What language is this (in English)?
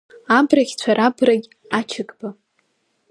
Abkhazian